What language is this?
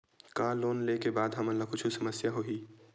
Chhattisgarhi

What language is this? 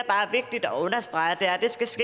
Danish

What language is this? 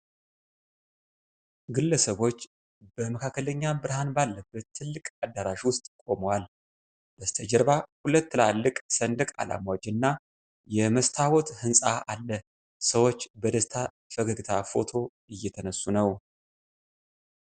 Amharic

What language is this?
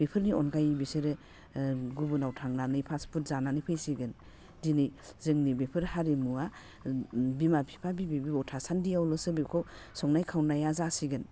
Bodo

